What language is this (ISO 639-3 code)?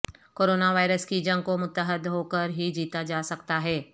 urd